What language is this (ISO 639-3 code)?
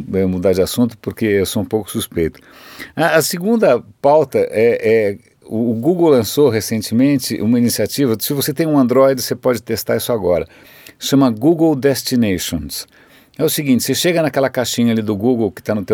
por